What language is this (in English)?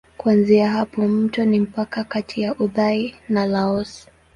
Swahili